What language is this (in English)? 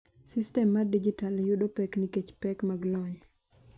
Luo (Kenya and Tanzania)